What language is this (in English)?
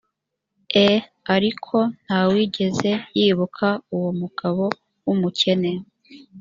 Kinyarwanda